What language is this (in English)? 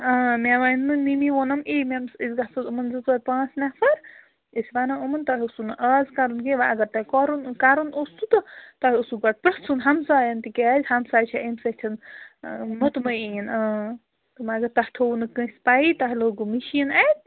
Kashmiri